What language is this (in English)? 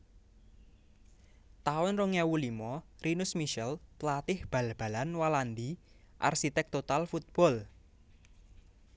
Javanese